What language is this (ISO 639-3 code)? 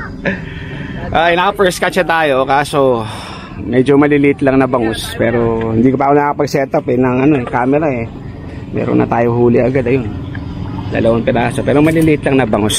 fil